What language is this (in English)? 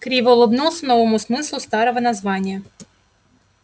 Russian